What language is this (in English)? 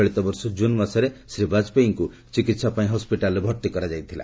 Odia